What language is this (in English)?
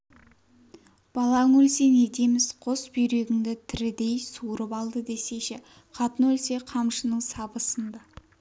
Kazakh